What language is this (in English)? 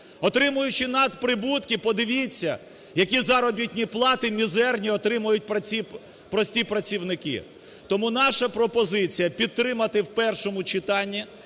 Ukrainian